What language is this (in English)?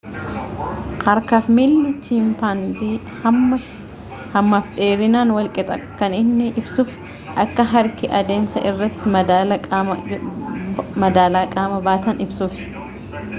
Oromo